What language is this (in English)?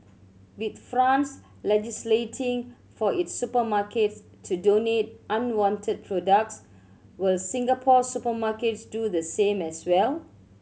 English